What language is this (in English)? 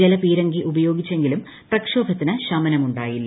Malayalam